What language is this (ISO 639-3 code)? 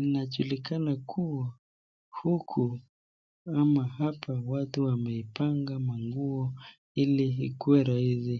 swa